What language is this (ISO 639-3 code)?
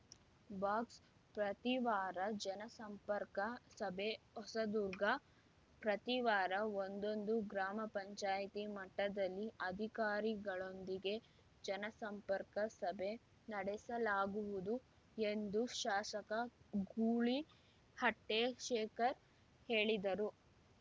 kan